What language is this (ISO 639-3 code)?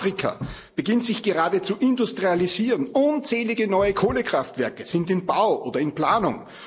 deu